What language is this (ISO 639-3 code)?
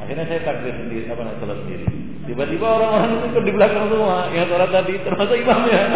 ron